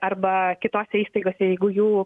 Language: Lithuanian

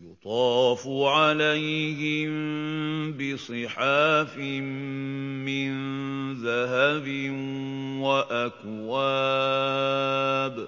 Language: Arabic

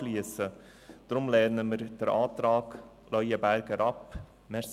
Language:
Swiss German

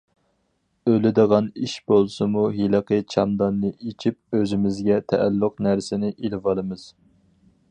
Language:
Uyghur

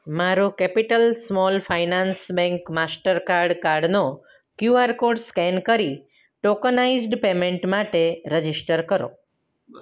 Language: Gujarati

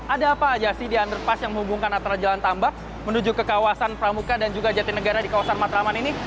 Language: Indonesian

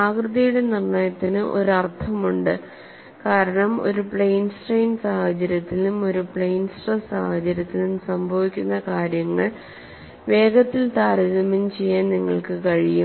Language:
Malayalam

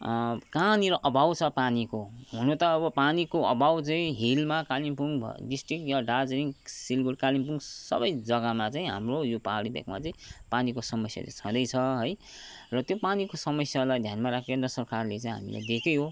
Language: Nepali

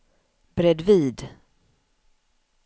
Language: Swedish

